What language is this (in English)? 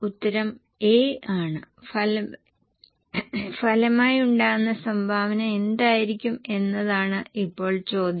Malayalam